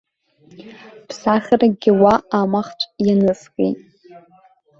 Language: Abkhazian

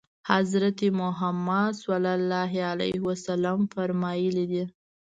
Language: Pashto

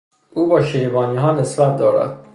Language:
Persian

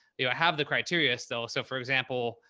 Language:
English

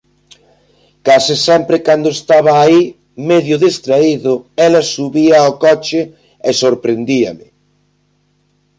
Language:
Galician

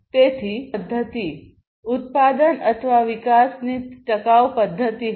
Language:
Gujarati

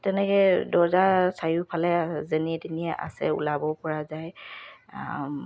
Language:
Assamese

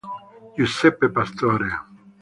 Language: Italian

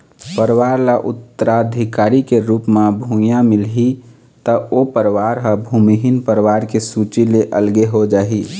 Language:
Chhattisgarhi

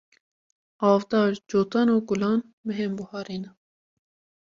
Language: Kurdish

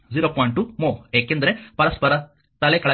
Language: Kannada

